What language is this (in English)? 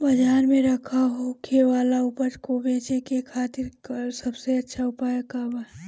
Bhojpuri